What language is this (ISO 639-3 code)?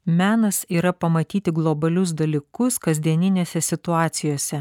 lit